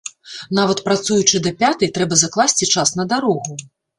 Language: Belarusian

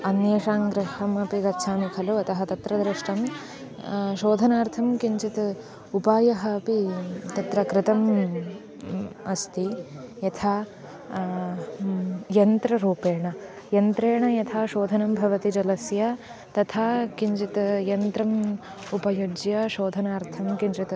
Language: Sanskrit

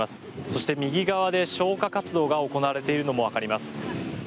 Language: Japanese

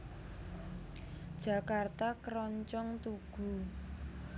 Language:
Javanese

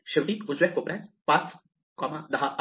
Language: Marathi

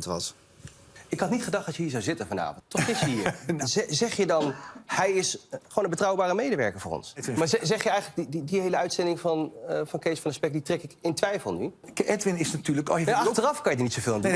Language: Dutch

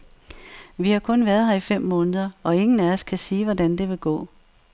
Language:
Danish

